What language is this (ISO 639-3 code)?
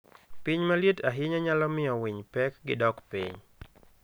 luo